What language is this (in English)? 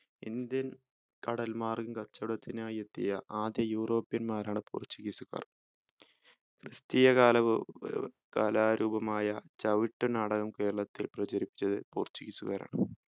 Malayalam